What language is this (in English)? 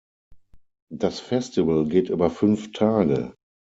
German